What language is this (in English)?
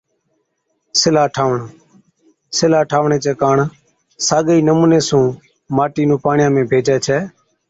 Od